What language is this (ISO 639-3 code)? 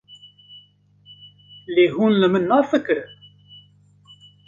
kur